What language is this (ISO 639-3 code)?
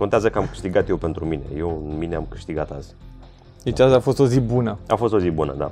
ron